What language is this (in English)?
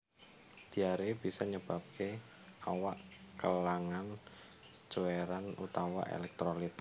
Javanese